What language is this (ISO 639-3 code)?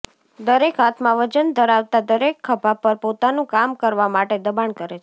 guj